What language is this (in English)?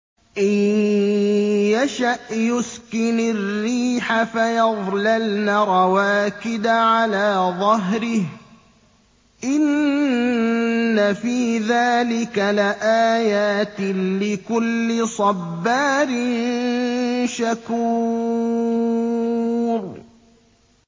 Arabic